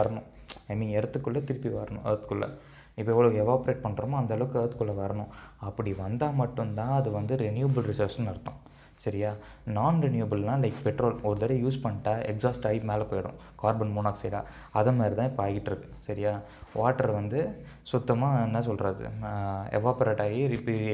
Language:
Tamil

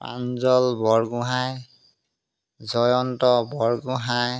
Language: Assamese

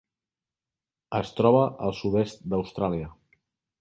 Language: Catalan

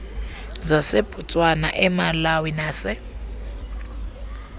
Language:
Xhosa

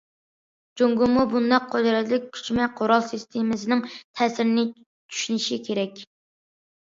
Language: Uyghur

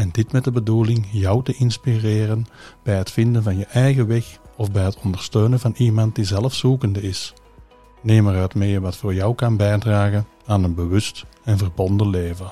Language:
Dutch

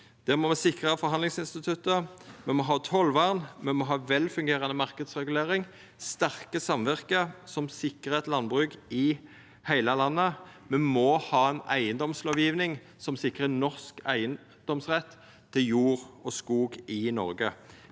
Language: Norwegian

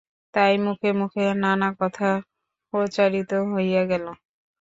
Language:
Bangla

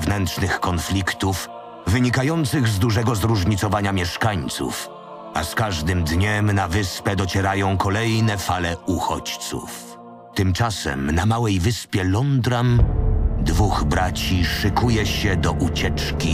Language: Polish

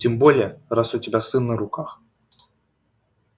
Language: Russian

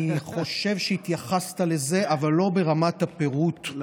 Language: Hebrew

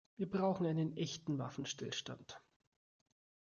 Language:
German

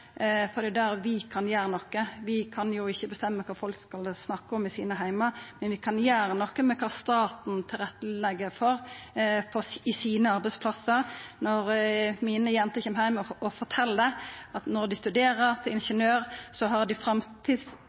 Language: Norwegian Nynorsk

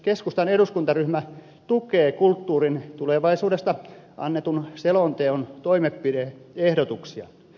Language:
Finnish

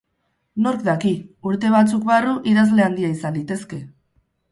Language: Basque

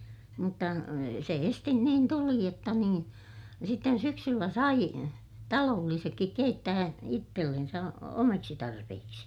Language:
Finnish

